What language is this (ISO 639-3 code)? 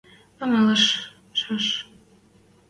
mrj